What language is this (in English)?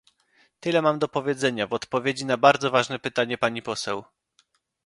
Polish